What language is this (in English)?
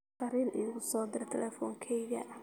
Somali